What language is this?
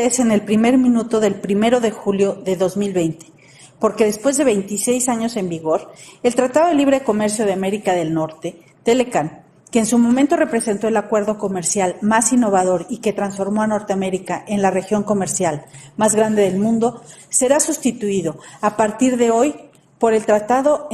Spanish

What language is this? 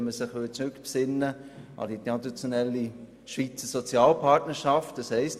Swiss German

